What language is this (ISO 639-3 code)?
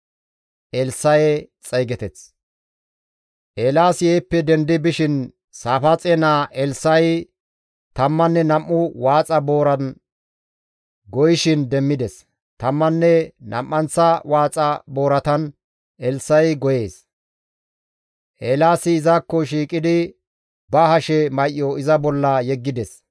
gmv